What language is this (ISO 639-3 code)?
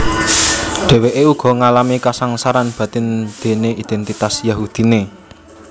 jav